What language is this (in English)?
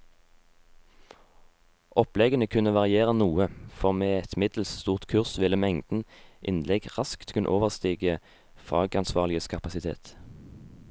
Norwegian